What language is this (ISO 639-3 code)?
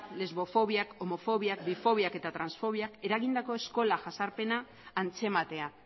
eus